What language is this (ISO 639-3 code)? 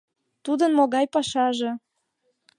chm